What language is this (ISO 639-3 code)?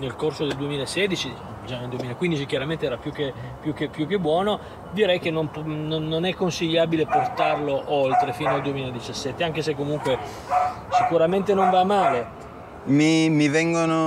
ita